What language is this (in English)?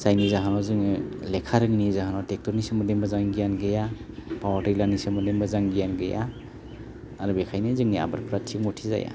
Bodo